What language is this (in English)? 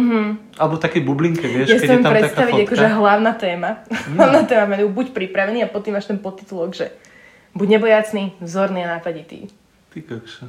Slovak